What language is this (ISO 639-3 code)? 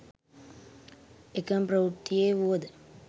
sin